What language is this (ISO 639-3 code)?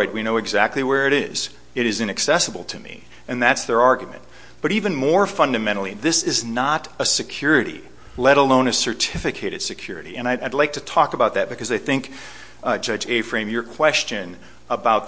eng